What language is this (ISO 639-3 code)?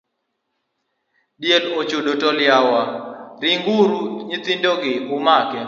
luo